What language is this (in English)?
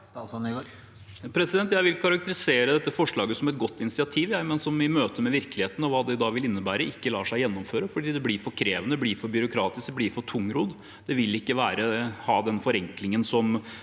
Norwegian